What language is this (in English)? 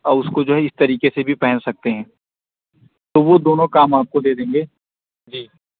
Urdu